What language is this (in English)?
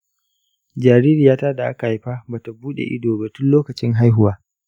Hausa